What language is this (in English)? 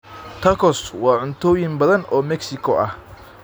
Somali